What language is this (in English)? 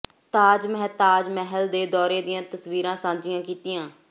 Punjabi